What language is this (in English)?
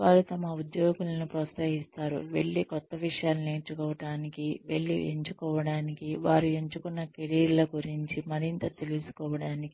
Telugu